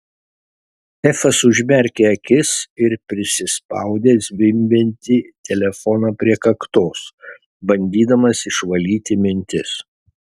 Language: Lithuanian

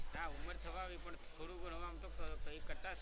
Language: Gujarati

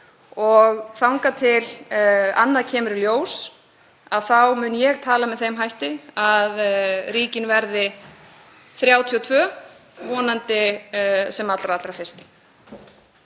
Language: Icelandic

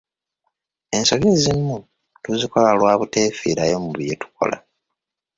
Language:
Ganda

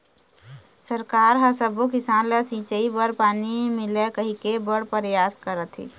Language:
Chhattisgarhi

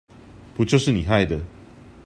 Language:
Chinese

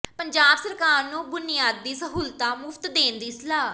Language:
Punjabi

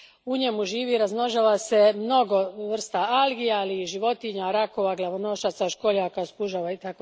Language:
Croatian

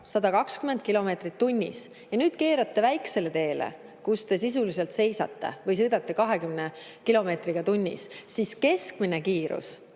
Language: Estonian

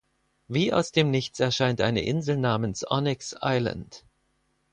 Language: German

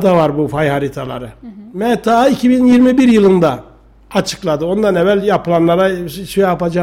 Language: Turkish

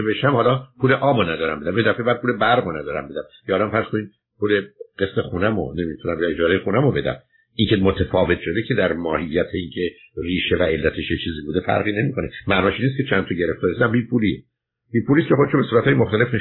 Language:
Persian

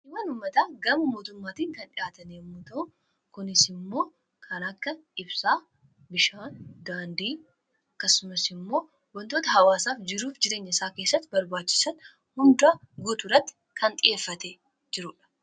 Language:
Oromo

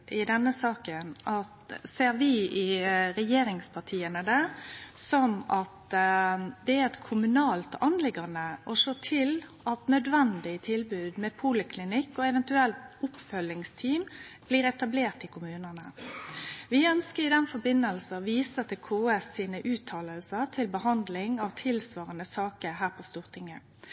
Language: Norwegian Nynorsk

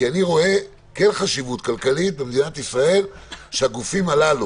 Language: Hebrew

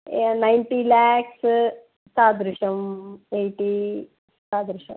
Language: Sanskrit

